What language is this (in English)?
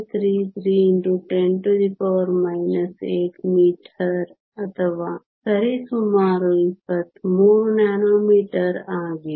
Kannada